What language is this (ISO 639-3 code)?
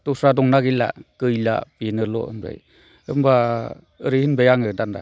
brx